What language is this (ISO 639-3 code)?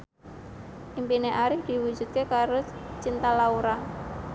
jav